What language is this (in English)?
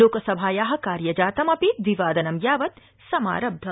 Sanskrit